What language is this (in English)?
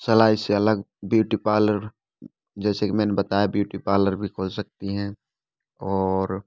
Hindi